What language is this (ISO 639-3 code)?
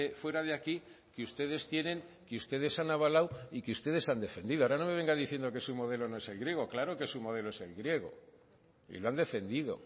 spa